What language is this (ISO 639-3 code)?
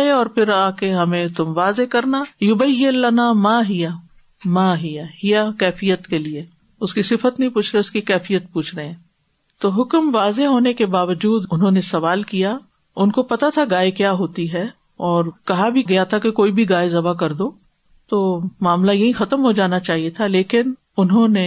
urd